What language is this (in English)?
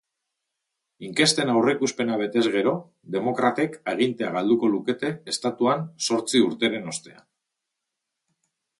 Basque